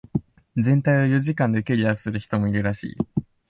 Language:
Japanese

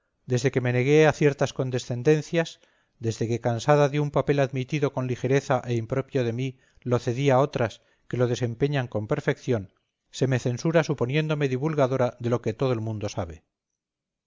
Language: Spanish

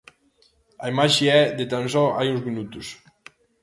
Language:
Galician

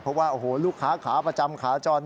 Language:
Thai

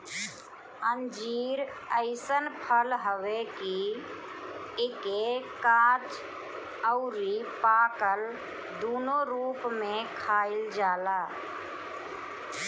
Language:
Bhojpuri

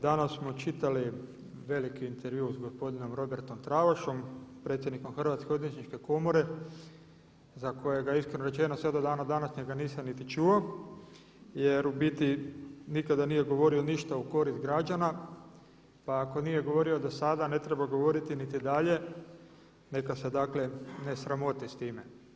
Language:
Croatian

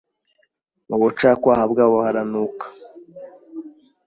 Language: Kinyarwanda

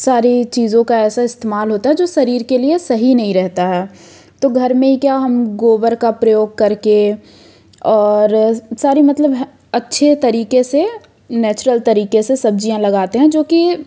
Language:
Hindi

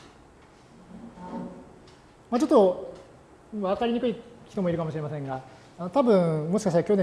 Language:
Japanese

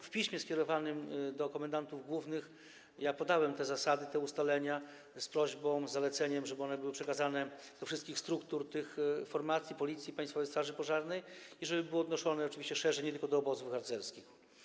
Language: Polish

